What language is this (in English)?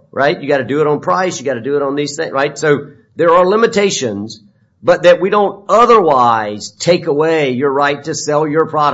English